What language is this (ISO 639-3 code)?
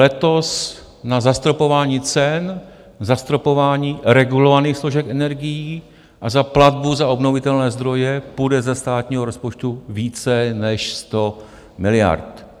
ces